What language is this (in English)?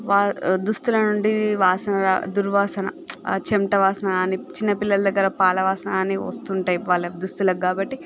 Telugu